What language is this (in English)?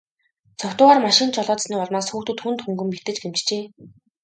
Mongolian